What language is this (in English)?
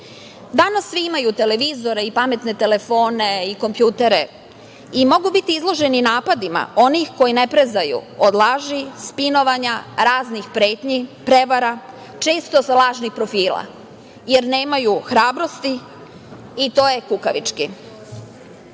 Serbian